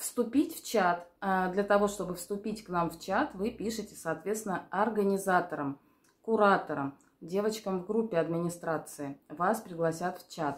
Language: Russian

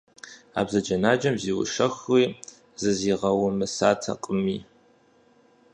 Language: Kabardian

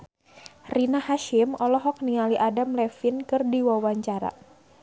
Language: Sundanese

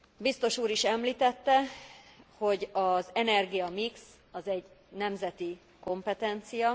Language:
Hungarian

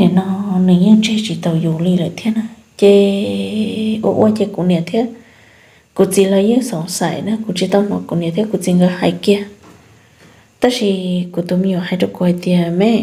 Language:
Vietnamese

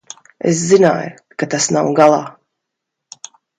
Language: Latvian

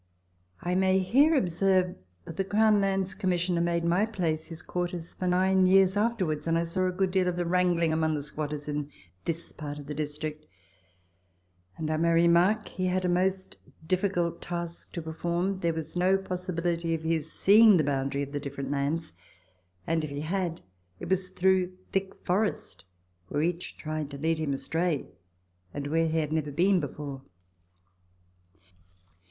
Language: English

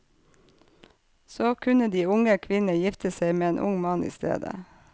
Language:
Norwegian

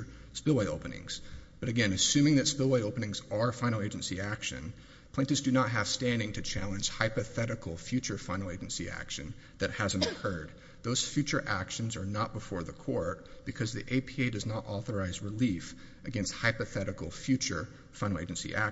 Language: English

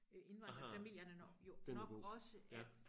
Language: Danish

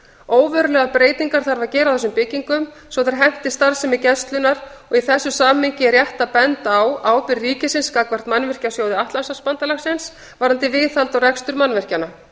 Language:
Icelandic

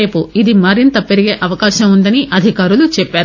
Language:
Telugu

